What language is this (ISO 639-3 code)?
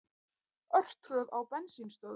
isl